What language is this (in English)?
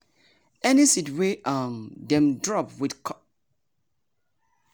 Nigerian Pidgin